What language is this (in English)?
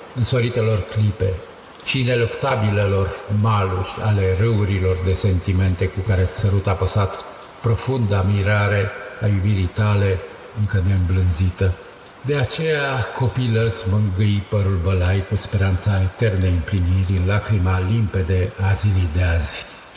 Romanian